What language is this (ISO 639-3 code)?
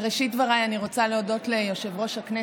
heb